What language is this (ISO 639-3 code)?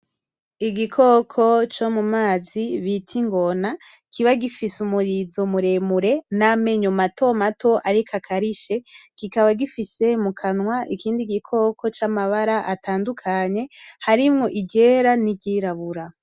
run